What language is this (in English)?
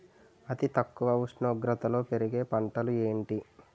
Telugu